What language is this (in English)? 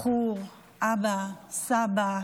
Hebrew